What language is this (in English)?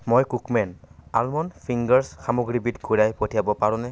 Assamese